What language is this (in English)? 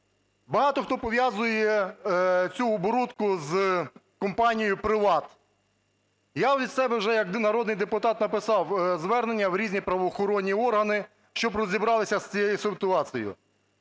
Ukrainian